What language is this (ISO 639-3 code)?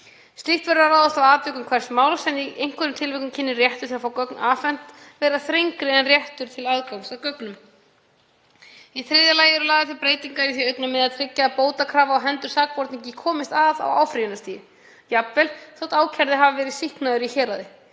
isl